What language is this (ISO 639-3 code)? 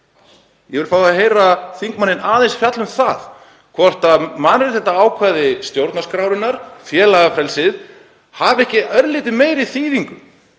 isl